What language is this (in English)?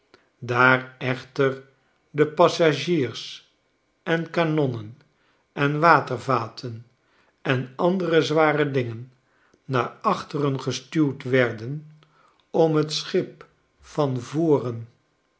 Dutch